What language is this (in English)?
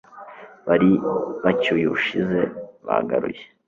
Kinyarwanda